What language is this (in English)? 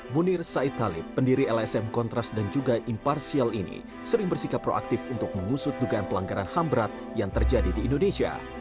Indonesian